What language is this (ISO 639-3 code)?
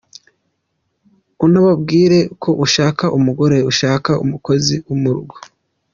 kin